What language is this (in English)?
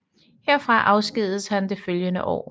Danish